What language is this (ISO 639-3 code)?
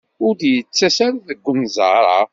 kab